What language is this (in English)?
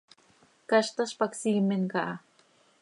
Seri